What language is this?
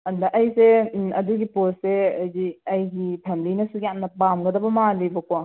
Manipuri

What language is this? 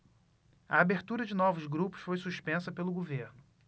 Portuguese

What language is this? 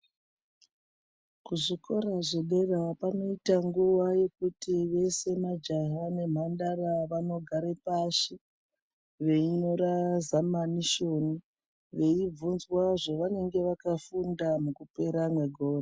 Ndau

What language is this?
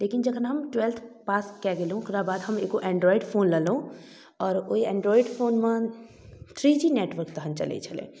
Maithili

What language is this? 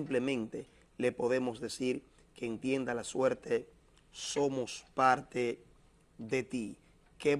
Spanish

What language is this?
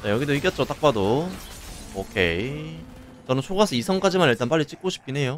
Korean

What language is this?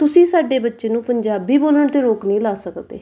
Punjabi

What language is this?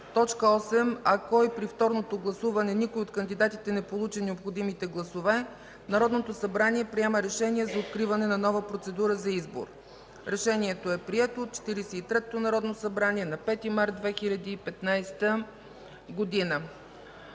Bulgarian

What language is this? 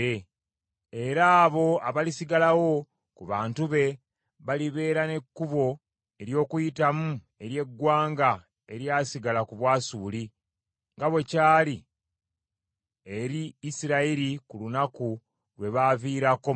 Ganda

